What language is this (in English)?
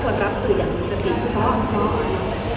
Thai